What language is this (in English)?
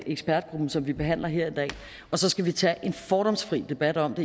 Danish